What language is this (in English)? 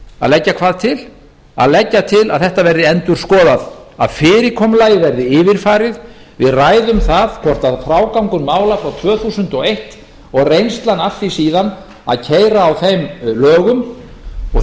Icelandic